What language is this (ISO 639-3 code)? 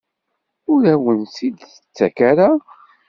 kab